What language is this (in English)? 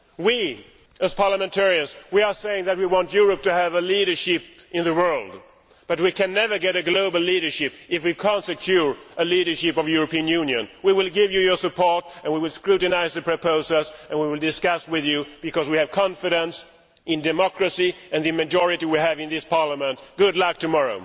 English